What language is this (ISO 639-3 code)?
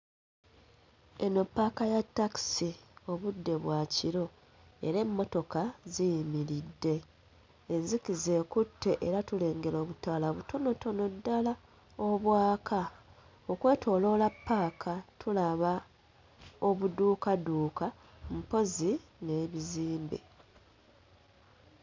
lug